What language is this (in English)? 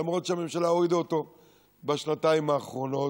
Hebrew